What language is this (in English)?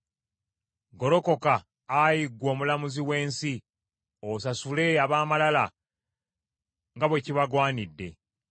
Ganda